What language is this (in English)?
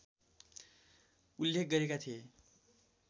Nepali